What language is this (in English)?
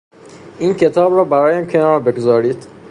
Persian